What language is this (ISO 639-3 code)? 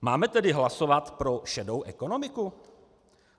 ces